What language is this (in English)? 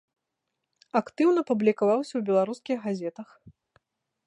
Belarusian